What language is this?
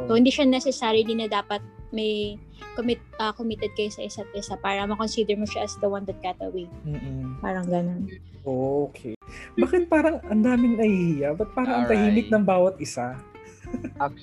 Filipino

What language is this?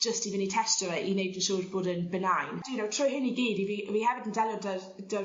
Welsh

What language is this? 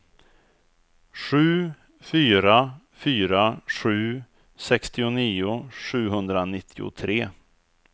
Swedish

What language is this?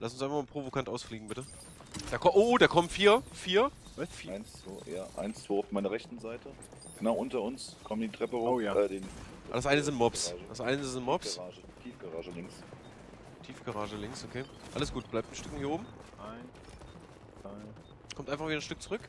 German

